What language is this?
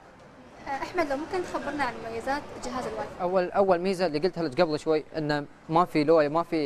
Arabic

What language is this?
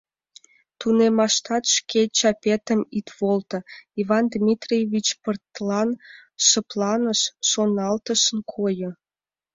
Mari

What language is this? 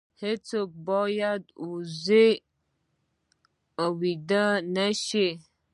Pashto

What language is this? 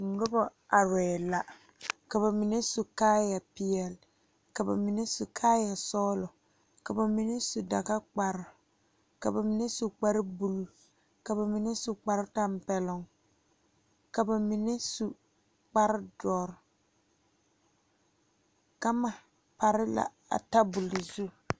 Southern Dagaare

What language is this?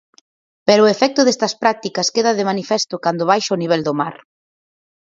Galician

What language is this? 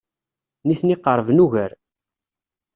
Kabyle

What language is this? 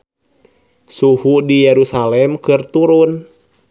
Sundanese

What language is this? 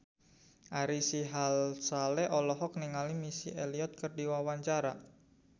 Sundanese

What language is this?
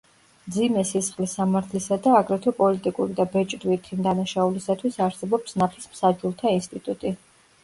Georgian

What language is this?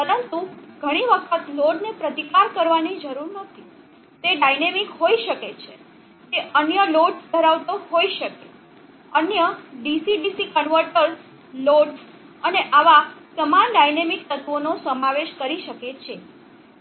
Gujarati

